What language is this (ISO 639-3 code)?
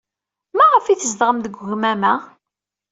kab